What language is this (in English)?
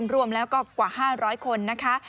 Thai